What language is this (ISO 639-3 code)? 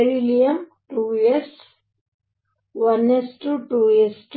kan